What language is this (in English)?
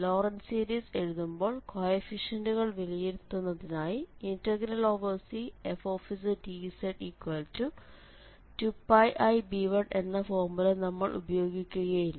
Malayalam